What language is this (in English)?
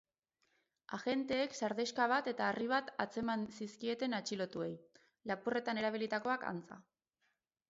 Basque